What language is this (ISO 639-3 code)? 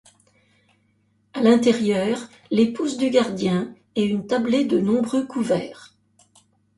fra